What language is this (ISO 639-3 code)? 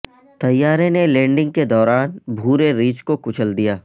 urd